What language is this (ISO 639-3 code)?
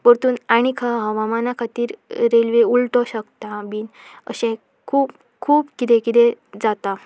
kok